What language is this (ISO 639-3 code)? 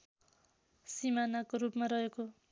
nep